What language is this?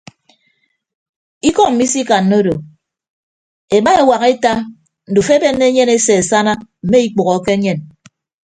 Ibibio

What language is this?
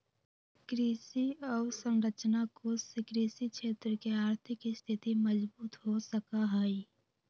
Magahi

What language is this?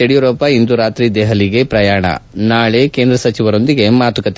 Kannada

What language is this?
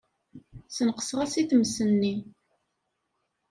Kabyle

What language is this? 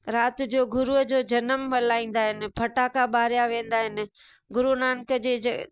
Sindhi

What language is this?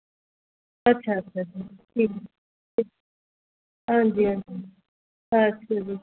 Dogri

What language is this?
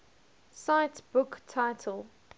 English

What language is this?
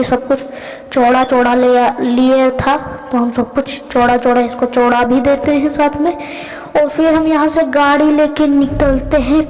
Hindi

